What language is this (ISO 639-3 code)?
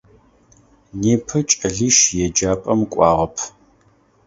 ady